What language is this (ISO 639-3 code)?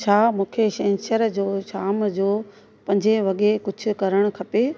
snd